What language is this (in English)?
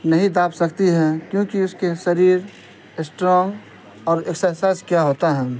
Urdu